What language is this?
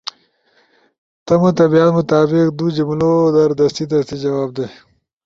Ushojo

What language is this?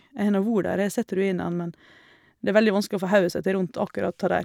Norwegian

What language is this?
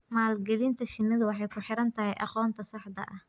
Somali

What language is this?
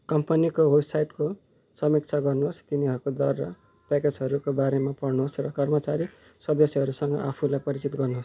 Nepali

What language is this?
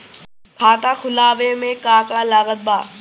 Bhojpuri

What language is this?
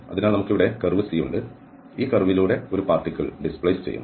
Malayalam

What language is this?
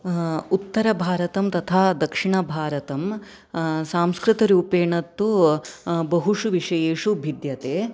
Sanskrit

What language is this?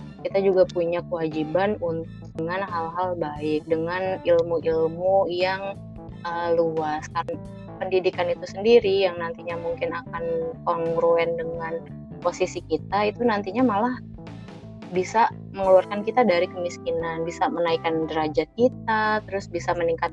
Indonesian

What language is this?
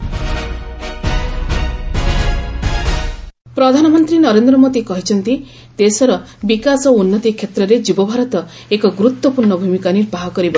Odia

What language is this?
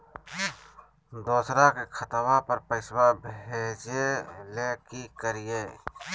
Magahi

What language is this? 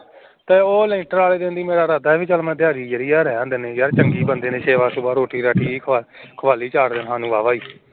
Punjabi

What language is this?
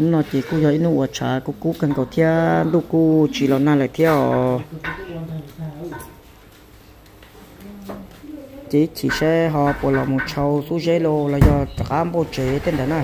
Thai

